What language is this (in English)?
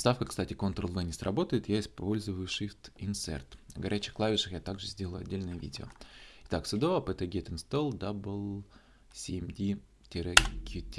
Russian